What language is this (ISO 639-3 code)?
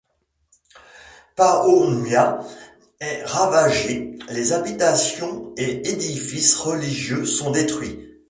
fra